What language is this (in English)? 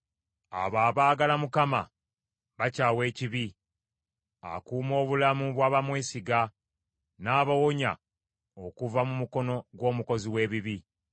Ganda